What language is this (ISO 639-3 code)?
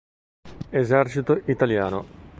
ita